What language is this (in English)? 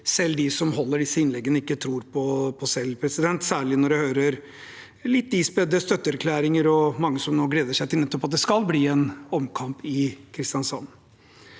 Norwegian